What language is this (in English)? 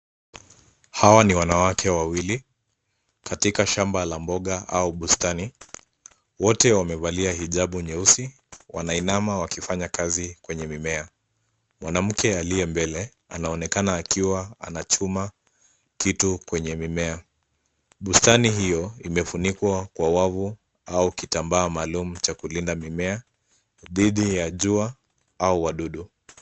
Swahili